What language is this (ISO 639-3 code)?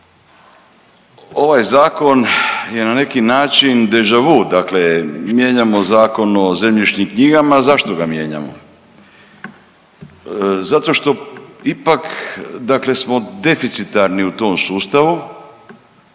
hrv